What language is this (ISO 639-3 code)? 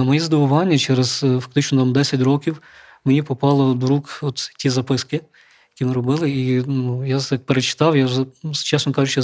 ukr